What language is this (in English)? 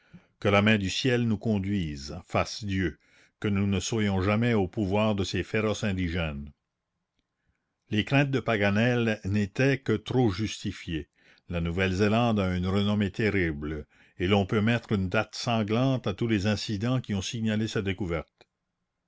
French